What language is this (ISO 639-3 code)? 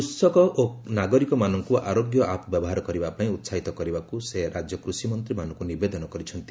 ori